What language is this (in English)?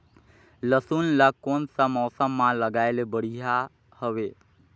Chhattisgarhi